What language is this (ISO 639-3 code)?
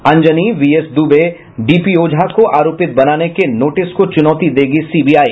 hin